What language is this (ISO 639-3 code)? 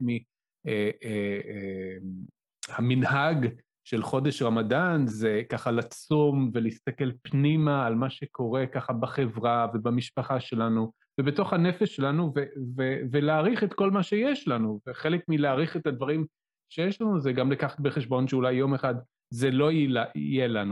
heb